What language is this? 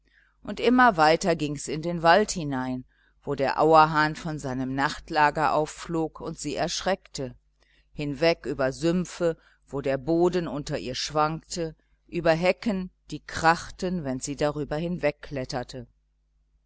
German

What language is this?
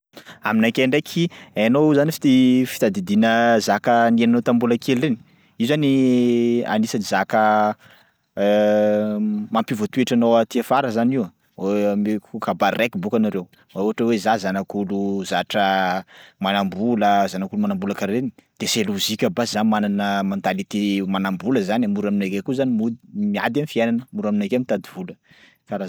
Sakalava Malagasy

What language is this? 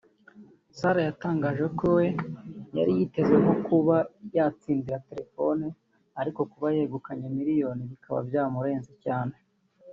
Kinyarwanda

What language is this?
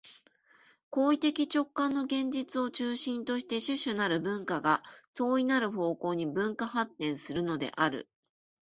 Japanese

